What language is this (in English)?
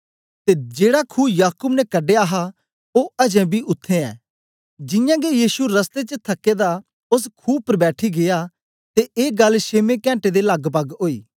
Dogri